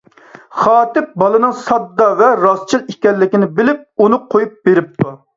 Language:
Uyghur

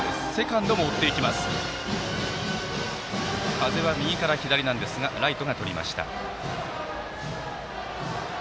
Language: Japanese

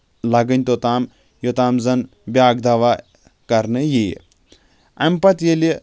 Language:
Kashmiri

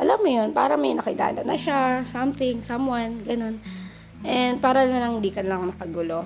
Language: Filipino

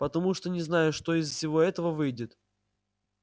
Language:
Russian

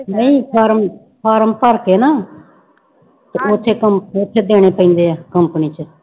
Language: Punjabi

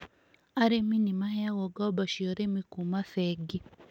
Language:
Kikuyu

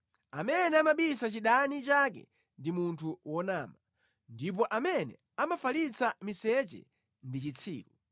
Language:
Nyanja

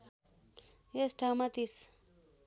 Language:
Nepali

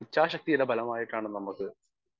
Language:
Malayalam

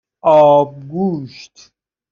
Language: Persian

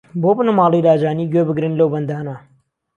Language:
Central Kurdish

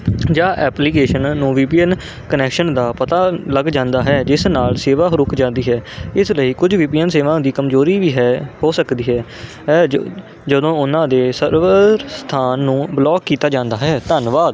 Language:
Punjabi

